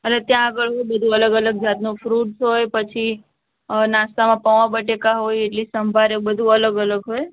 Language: Gujarati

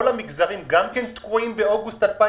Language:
Hebrew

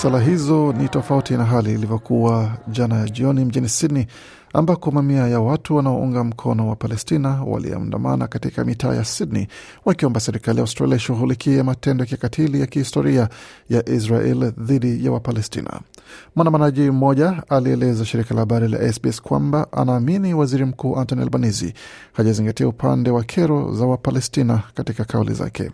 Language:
Swahili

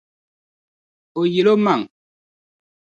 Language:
Dagbani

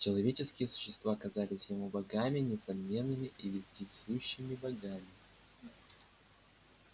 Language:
Russian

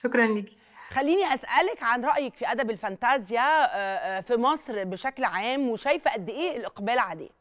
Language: Arabic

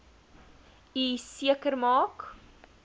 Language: Afrikaans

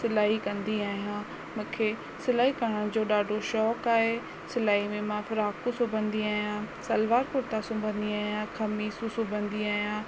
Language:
Sindhi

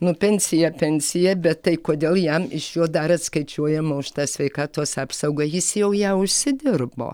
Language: Lithuanian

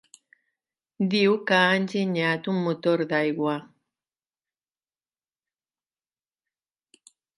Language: Catalan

